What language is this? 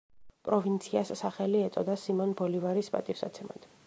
Georgian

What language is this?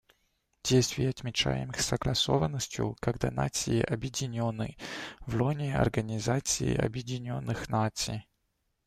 Russian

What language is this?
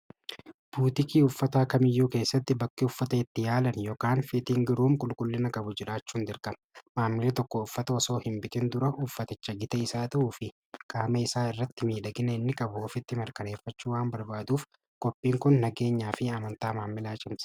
Oromo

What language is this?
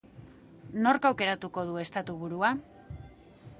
Basque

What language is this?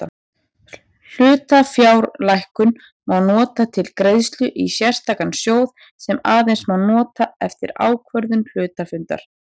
Icelandic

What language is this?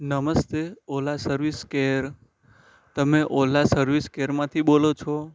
Gujarati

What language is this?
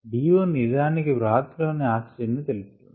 Telugu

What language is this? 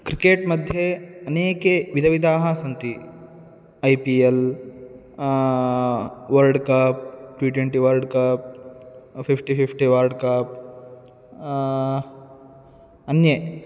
Sanskrit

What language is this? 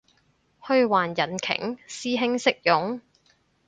Cantonese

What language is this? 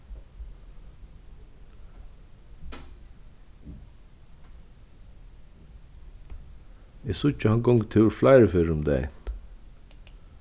Faroese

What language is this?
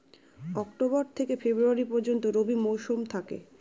Bangla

